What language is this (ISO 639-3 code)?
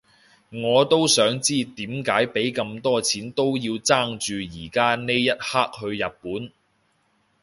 yue